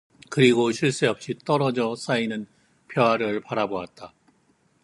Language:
Korean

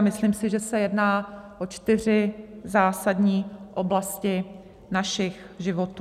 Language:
Czech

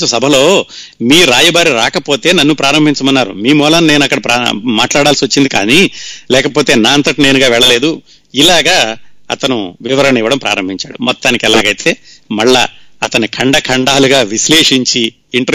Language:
Telugu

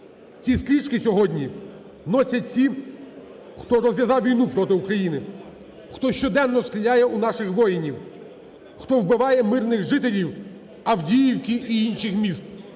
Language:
Ukrainian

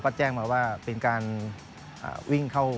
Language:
Thai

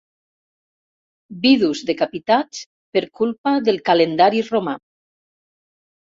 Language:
Catalan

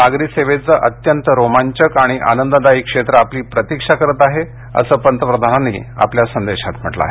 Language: Marathi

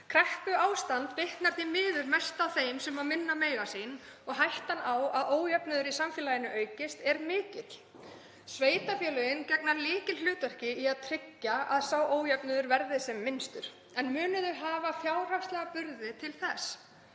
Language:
Icelandic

